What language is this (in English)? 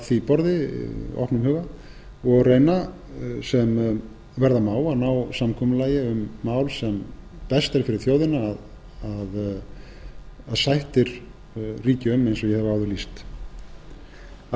Icelandic